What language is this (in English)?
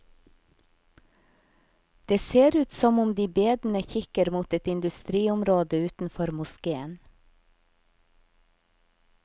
Norwegian